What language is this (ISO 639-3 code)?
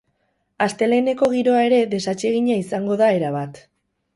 eus